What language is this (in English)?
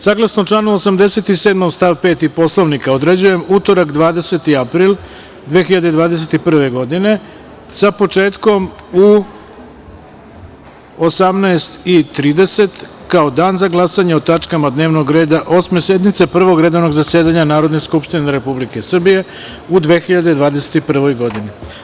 Serbian